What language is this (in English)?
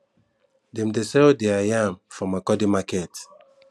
Nigerian Pidgin